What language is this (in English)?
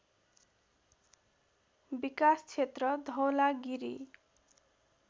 Nepali